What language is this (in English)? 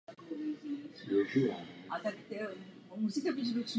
Czech